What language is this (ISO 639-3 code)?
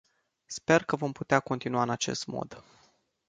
ron